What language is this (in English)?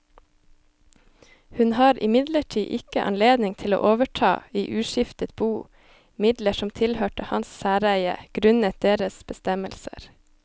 Norwegian